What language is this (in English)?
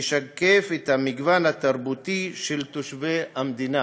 Hebrew